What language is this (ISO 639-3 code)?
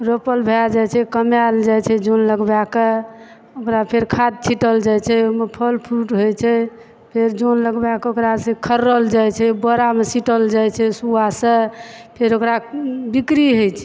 mai